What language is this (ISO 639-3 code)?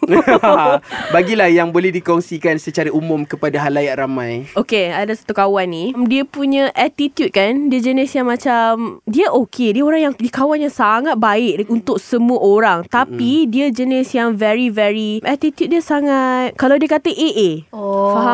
msa